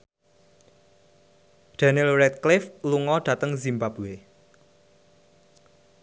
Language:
Javanese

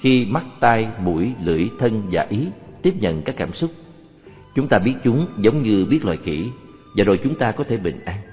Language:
Vietnamese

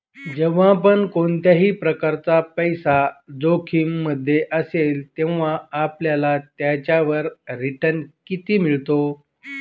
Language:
Marathi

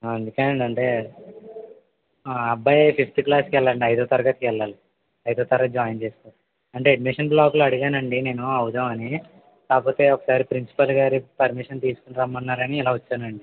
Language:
Telugu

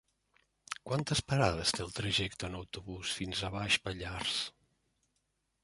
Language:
Catalan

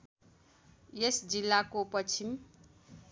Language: Nepali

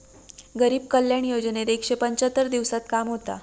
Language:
Marathi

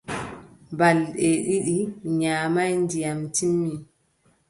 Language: Adamawa Fulfulde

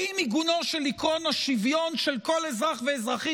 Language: Hebrew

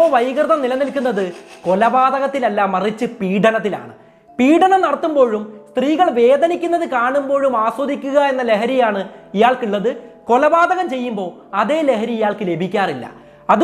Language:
Malayalam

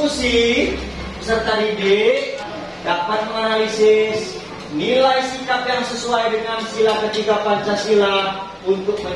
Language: Indonesian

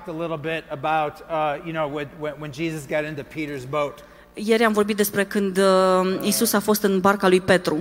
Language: Romanian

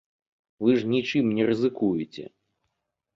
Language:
Belarusian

